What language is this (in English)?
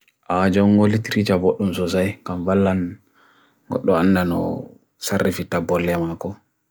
Bagirmi Fulfulde